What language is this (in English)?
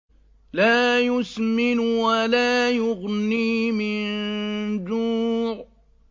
Arabic